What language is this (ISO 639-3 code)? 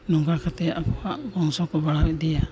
sat